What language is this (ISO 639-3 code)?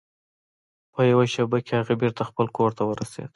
pus